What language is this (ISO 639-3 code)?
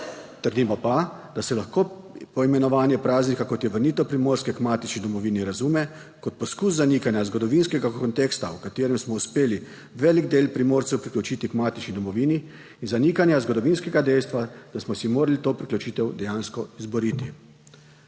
slv